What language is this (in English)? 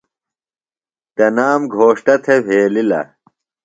Phalura